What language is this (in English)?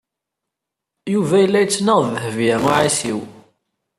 Kabyle